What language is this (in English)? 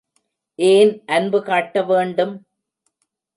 Tamil